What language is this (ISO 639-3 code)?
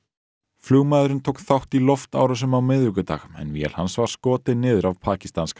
isl